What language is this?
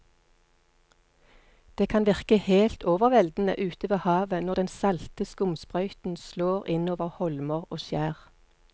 Norwegian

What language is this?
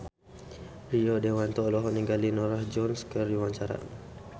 Sundanese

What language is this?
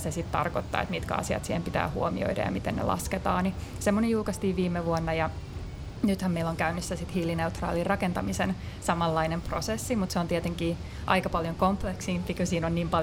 Finnish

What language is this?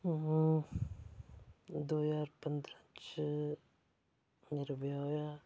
Dogri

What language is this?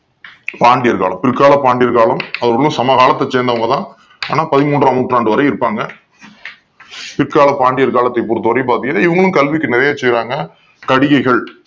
Tamil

